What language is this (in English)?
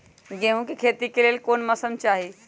Magahi